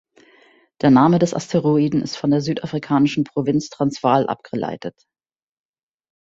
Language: German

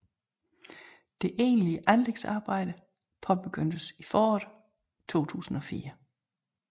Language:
Danish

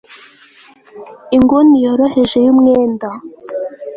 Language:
Kinyarwanda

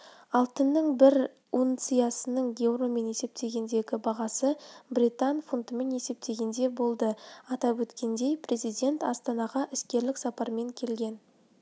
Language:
Kazakh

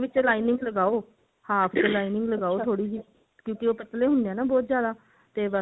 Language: Punjabi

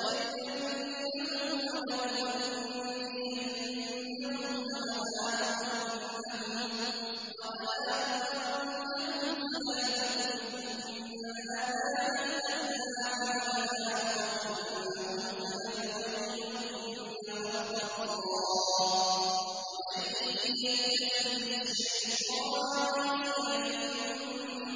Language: Arabic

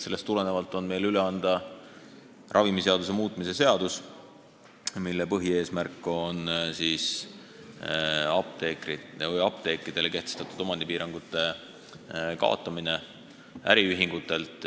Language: Estonian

